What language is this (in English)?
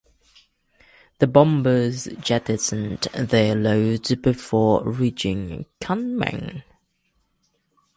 English